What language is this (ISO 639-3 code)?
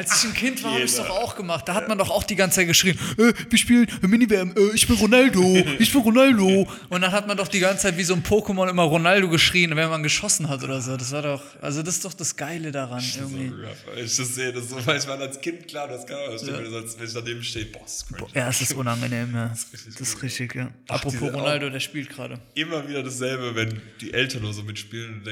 deu